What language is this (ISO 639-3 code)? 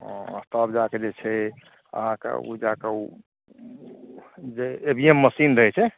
mai